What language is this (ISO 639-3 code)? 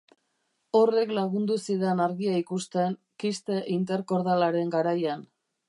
eus